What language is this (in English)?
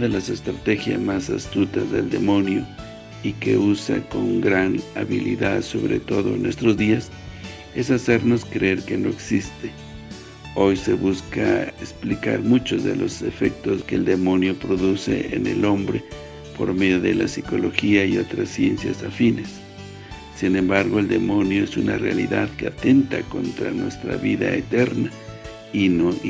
Spanish